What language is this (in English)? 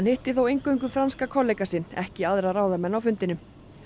Icelandic